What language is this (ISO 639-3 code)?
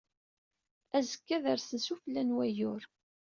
kab